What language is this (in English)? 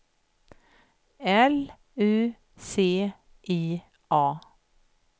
Swedish